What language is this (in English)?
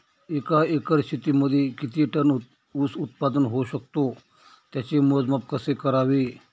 Marathi